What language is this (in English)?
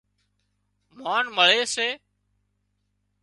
Wadiyara Koli